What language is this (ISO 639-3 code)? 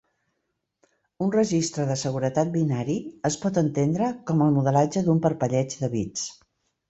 cat